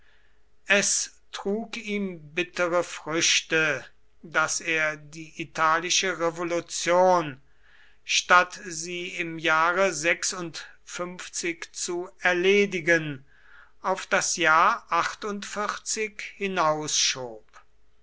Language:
German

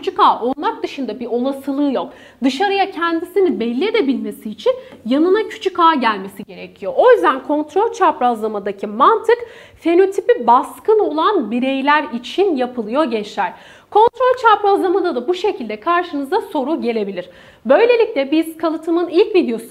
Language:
Turkish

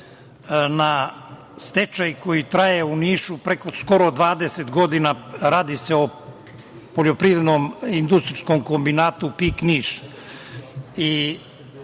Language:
Serbian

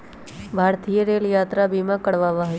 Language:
Magahi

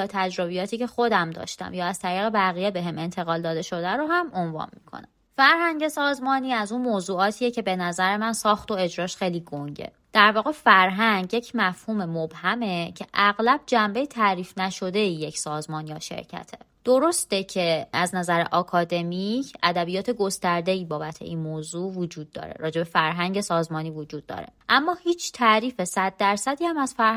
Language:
Persian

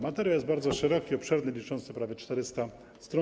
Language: Polish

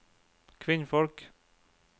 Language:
Norwegian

